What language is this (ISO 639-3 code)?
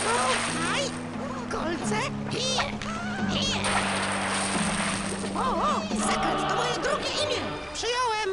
pol